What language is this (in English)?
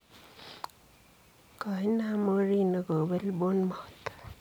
Kalenjin